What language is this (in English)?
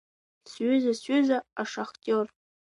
Abkhazian